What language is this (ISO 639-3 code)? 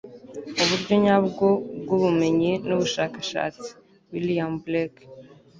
kin